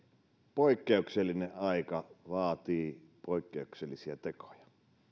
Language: Finnish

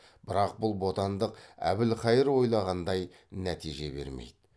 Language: Kazakh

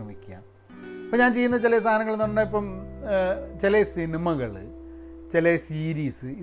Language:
Malayalam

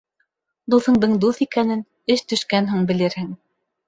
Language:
Bashkir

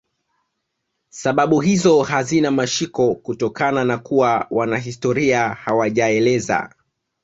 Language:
Swahili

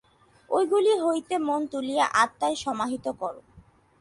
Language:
Bangla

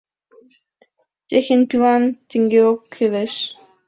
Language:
Mari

